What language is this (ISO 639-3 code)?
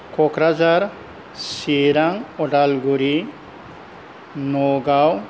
brx